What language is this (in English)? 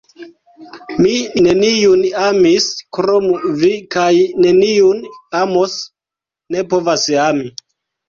Esperanto